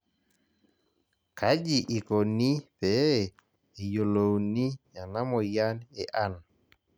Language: Masai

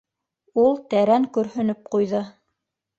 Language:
Bashkir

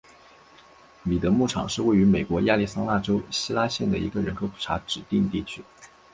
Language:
Chinese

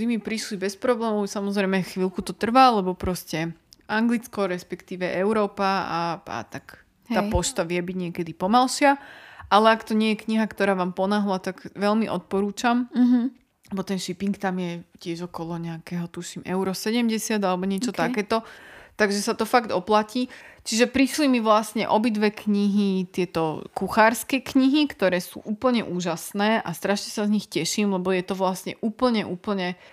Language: Slovak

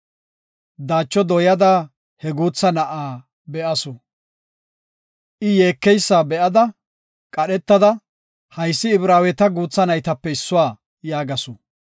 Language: Gofa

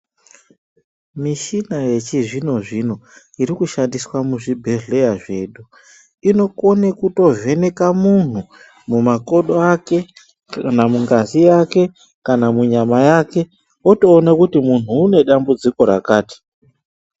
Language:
Ndau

